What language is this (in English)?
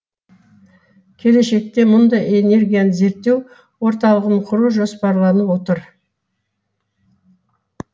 Kazakh